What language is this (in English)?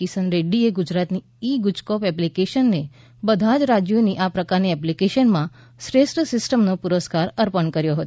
Gujarati